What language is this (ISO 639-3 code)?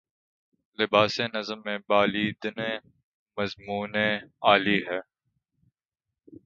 urd